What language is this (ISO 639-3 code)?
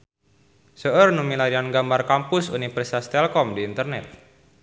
sun